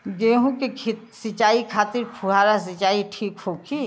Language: Bhojpuri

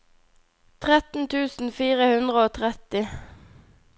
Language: Norwegian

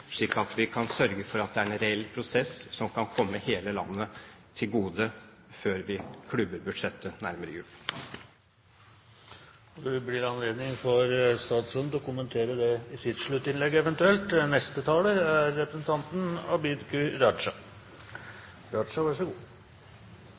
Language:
Norwegian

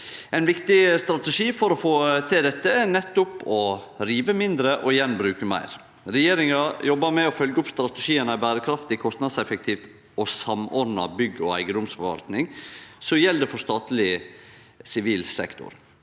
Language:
Norwegian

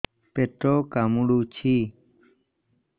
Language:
Odia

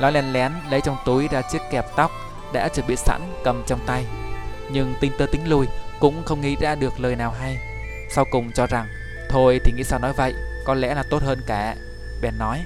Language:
Vietnamese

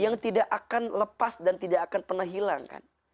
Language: Indonesian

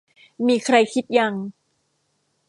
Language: Thai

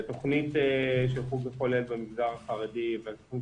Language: Hebrew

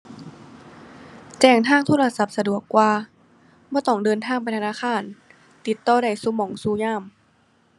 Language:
Thai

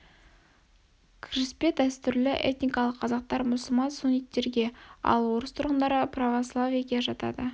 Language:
Kazakh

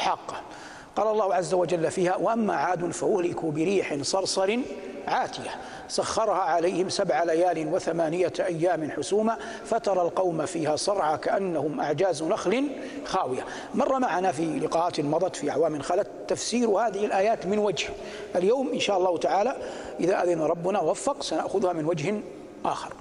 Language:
Arabic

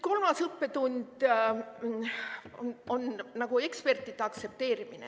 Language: Estonian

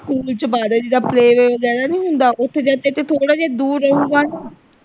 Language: Punjabi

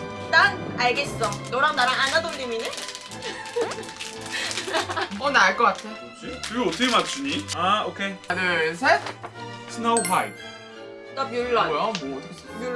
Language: Korean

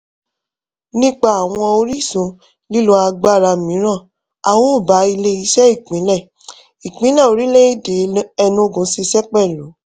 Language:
Yoruba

